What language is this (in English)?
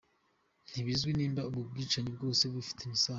Kinyarwanda